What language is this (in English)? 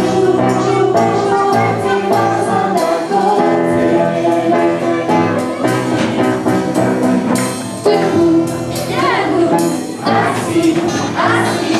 Latvian